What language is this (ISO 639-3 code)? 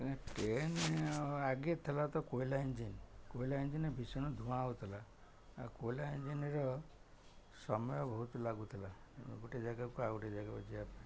ori